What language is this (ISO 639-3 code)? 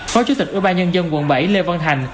vie